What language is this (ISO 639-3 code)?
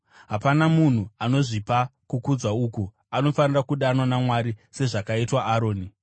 sna